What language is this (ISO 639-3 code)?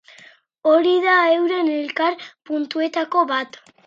eus